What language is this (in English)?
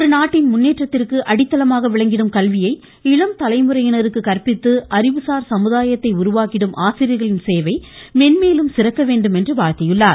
Tamil